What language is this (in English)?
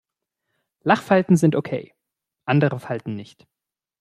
German